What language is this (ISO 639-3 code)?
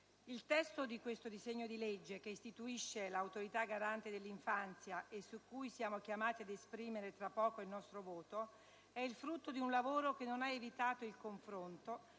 ita